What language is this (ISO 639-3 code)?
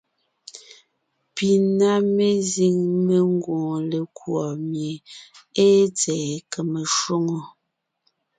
nnh